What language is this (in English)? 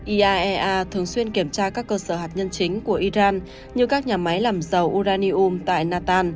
Vietnamese